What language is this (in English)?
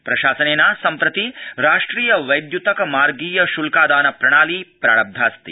Sanskrit